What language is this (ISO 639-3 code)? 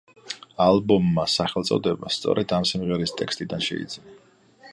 kat